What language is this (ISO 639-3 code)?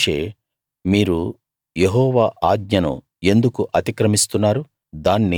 tel